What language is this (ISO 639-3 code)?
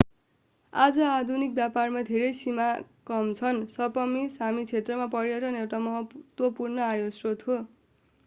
nep